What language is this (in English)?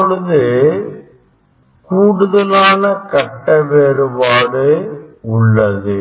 Tamil